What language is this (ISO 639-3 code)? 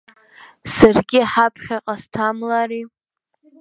abk